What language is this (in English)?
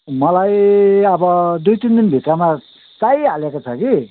Nepali